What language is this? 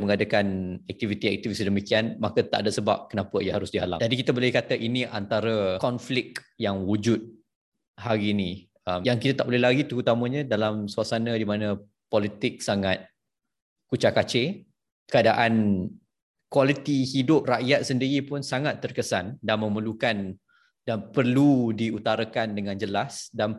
Malay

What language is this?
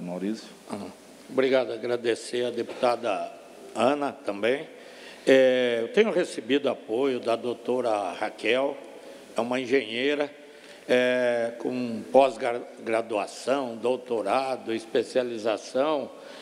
Portuguese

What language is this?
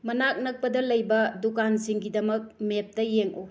Manipuri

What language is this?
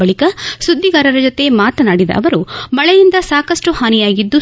Kannada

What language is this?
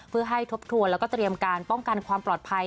Thai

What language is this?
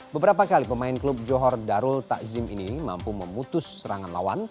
Indonesian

